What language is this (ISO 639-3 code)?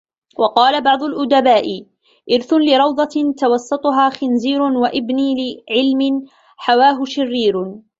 ara